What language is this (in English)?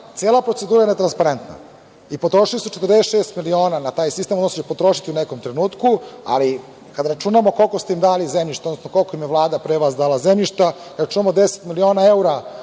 Serbian